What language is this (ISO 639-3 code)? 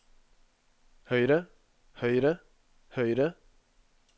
nor